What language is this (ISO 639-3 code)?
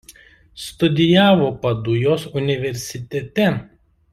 lit